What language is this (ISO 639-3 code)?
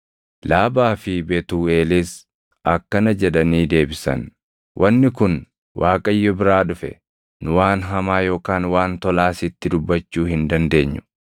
orm